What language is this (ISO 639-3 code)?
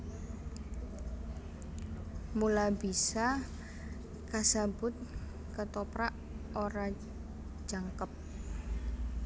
jav